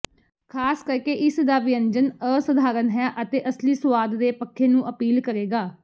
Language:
Punjabi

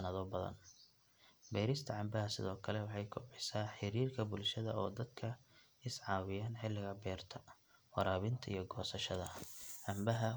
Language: Somali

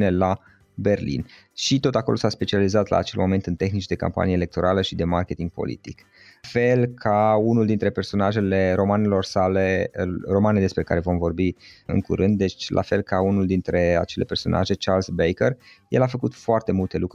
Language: Romanian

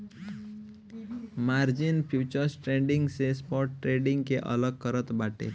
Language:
Bhojpuri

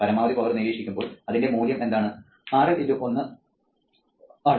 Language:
Malayalam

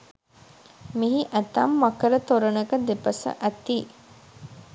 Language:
Sinhala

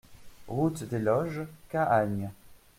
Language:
French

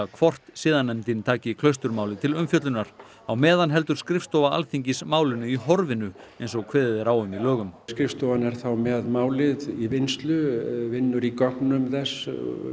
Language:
Icelandic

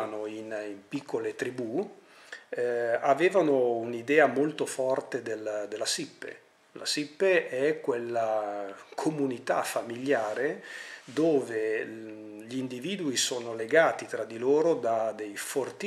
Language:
Italian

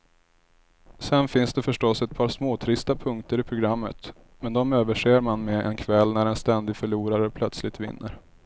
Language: Swedish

